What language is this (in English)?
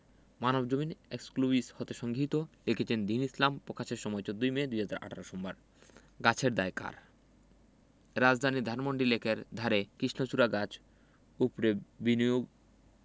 Bangla